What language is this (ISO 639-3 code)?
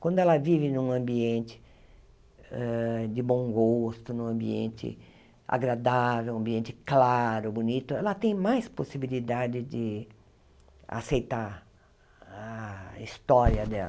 por